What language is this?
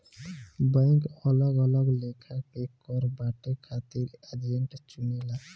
Bhojpuri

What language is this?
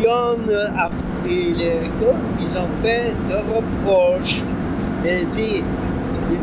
French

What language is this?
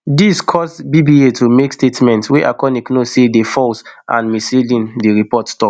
Nigerian Pidgin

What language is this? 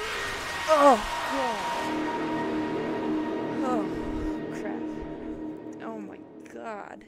English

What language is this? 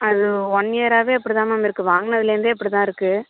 Tamil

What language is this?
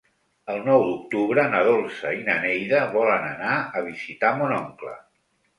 Catalan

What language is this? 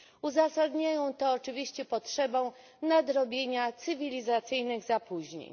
Polish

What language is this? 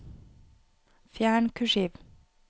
Norwegian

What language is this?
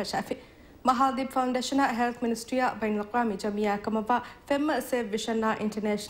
Turkish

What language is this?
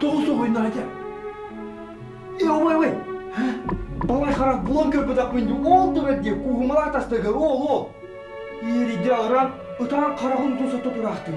Turkish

